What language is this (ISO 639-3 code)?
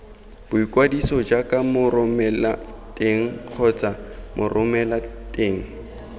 tsn